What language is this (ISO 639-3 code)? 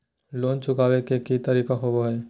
mag